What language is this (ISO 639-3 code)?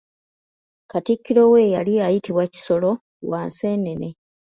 lug